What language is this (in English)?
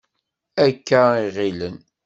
Kabyle